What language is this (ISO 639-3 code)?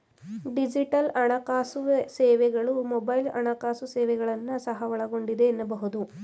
kan